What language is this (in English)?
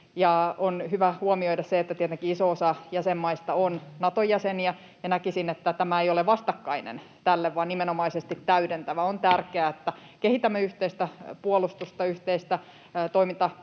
Finnish